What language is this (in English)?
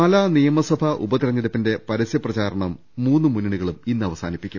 Malayalam